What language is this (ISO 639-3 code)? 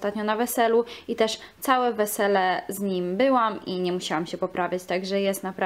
pol